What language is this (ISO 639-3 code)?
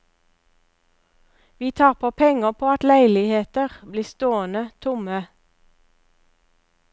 nor